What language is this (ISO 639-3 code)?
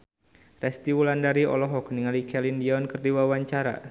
sun